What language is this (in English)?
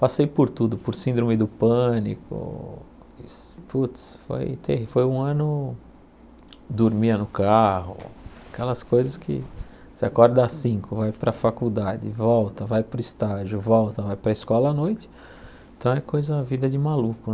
Portuguese